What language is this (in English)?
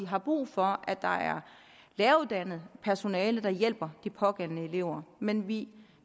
Danish